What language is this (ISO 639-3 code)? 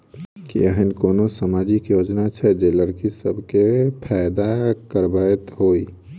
mai